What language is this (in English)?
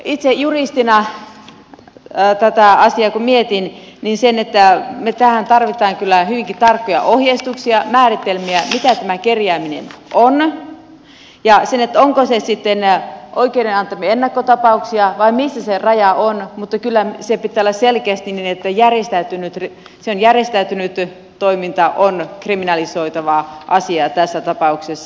Finnish